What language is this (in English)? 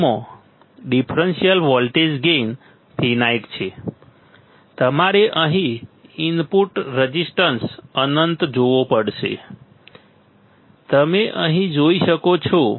Gujarati